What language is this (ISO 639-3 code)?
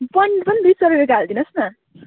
nep